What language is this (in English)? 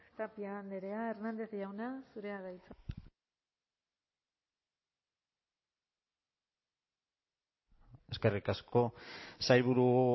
Basque